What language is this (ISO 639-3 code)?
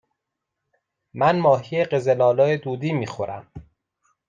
fas